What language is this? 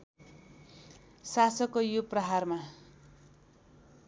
Nepali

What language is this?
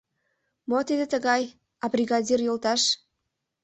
Mari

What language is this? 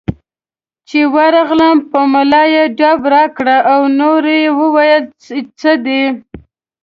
Pashto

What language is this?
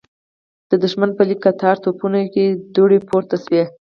Pashto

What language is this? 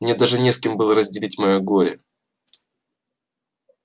Russian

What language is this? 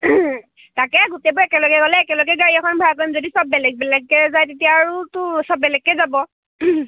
Assamese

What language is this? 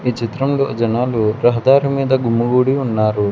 Telugu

